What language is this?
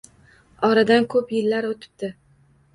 Uzbek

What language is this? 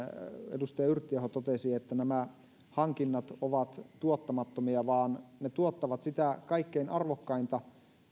Finnish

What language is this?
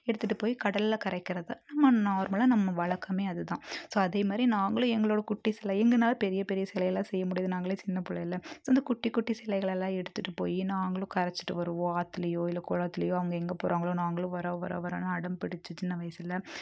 Tamil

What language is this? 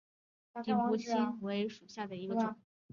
Chinese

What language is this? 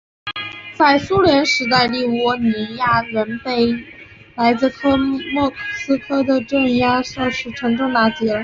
Chinese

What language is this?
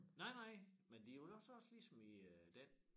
Danish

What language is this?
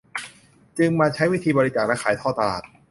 Thai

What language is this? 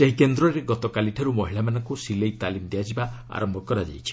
Odia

